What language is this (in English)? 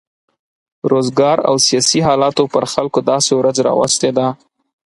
Pashto